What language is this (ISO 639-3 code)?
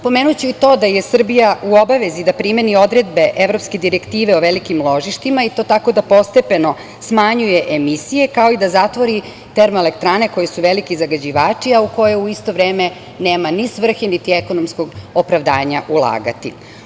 srp